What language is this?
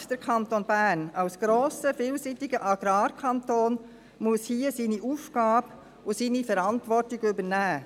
Swiss German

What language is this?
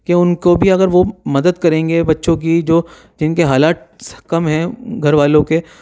Urdu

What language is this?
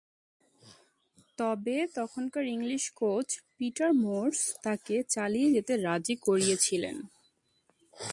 Bangla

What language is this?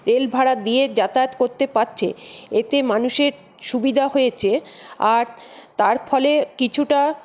Bangla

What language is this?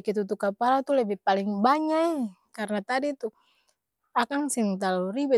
Ambonese Malay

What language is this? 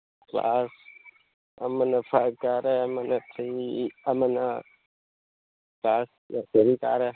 Manipuri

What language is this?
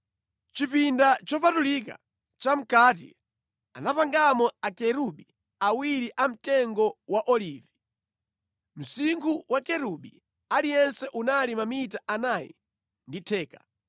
Nyanja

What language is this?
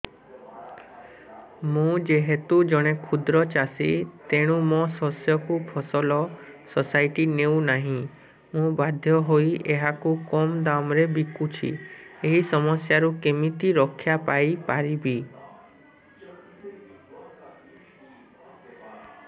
Odia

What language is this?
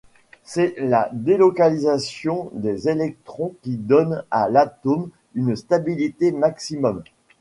French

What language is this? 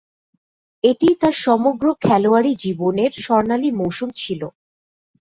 Bangla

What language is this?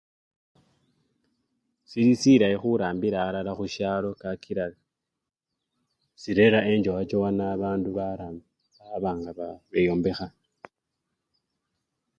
Luyia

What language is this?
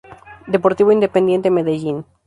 Spanish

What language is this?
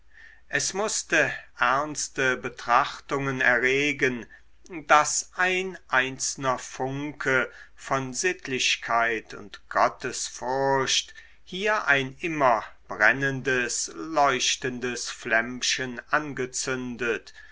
German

